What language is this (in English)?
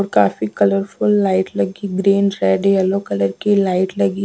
Hindi